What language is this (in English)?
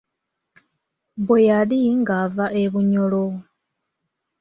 Ganda